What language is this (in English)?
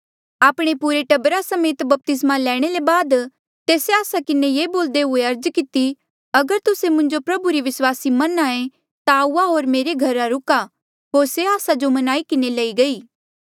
Mandeali